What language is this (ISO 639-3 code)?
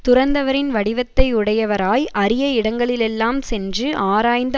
tam